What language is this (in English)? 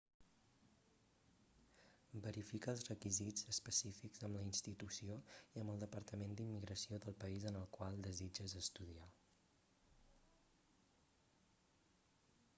Catalan